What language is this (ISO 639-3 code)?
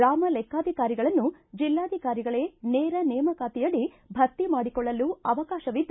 kan